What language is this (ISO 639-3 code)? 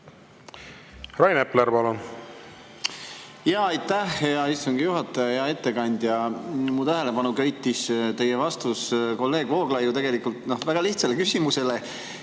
est